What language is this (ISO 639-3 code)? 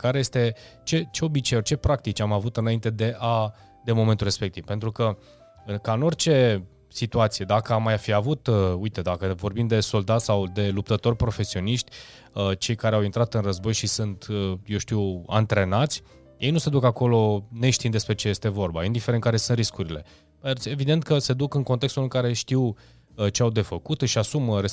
ron